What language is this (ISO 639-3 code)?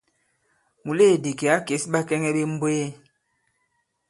abb